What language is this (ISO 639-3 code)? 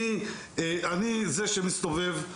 heb